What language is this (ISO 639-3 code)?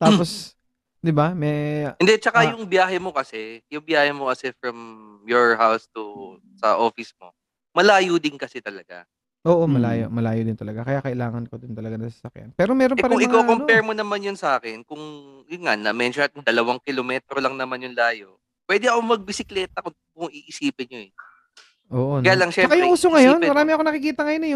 fil